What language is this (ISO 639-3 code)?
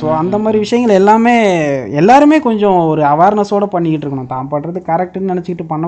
tam